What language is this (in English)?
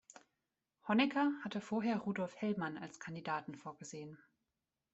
German